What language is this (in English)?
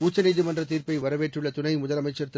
Tamil